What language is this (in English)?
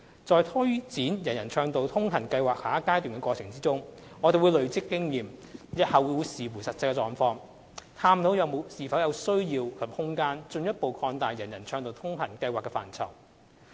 Cantonese